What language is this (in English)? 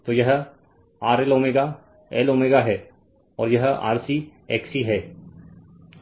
Hindi